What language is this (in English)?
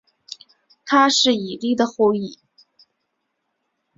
Chinese